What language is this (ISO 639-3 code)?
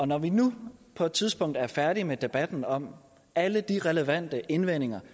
dan